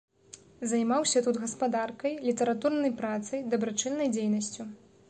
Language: Belarusian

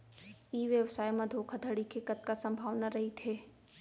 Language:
Chhattisgarhi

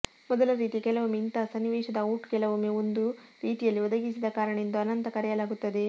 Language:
Kannada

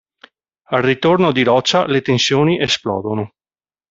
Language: Italian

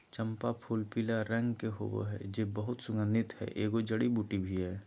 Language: Magahi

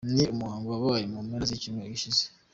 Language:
Kinyarwanda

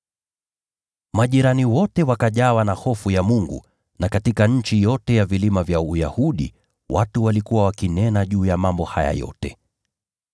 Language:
Swahili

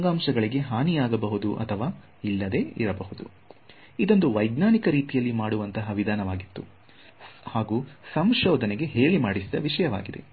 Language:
Kannada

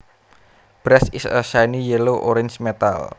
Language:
Javanese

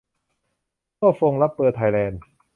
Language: Thai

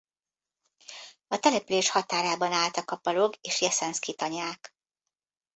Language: Hungarian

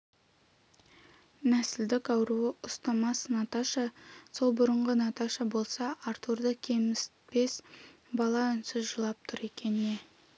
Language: Kazakh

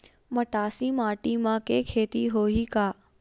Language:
Chhattisgarhi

